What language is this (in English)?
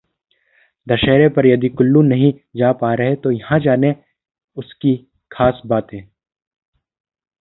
Hindi